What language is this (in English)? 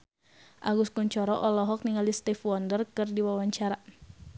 Sundanese